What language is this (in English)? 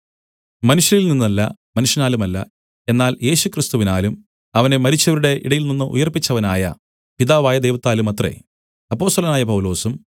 Malayalam